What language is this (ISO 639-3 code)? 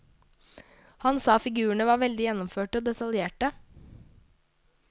nor